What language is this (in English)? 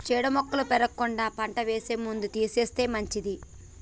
Telugu